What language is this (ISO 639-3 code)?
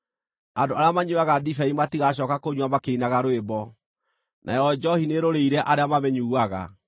kik